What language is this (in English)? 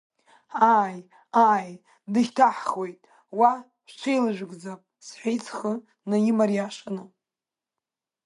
Abkhazian